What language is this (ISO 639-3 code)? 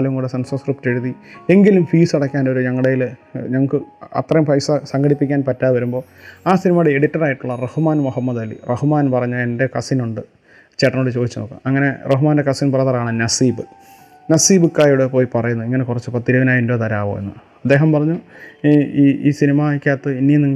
mal